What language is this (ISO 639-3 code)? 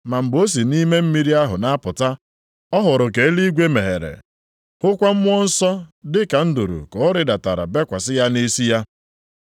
ibo